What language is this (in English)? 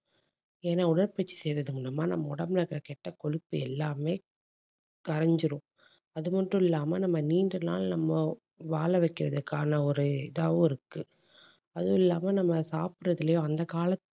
Tamil